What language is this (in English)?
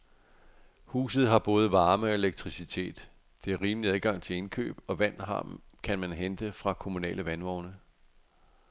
Danish